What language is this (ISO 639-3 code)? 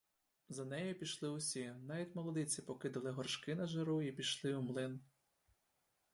ukr